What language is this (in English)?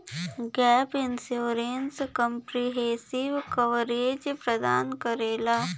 Bhojpuri